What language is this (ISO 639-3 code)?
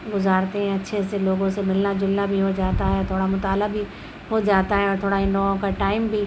urd